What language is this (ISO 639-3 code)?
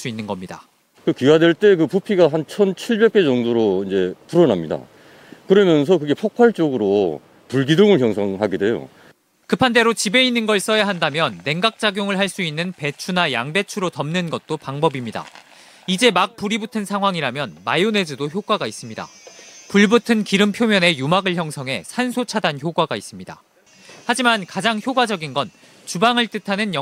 kor